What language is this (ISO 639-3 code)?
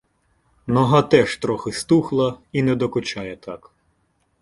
ukr